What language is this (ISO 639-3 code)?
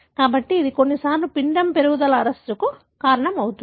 tel